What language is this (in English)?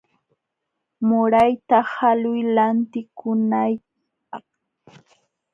Jauja Wanca Quechua